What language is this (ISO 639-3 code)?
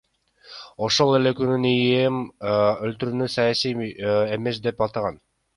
kir